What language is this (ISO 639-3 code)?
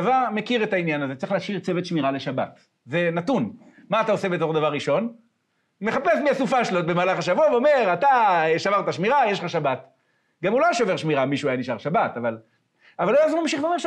heb